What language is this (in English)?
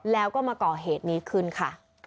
Thai